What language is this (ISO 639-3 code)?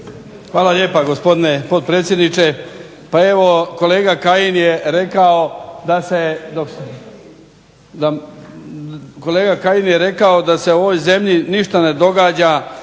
hrv